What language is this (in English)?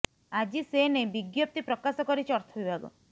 Odia